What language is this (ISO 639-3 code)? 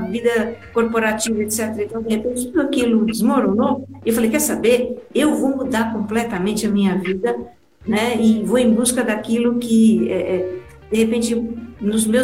por